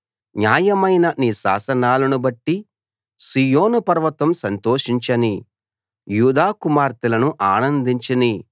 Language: Telugu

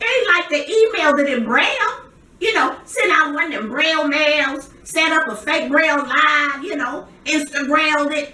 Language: English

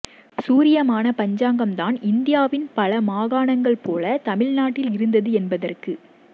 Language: Tamil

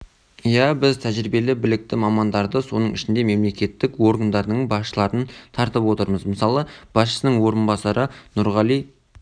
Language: Kazakh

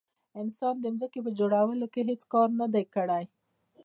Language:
Pashto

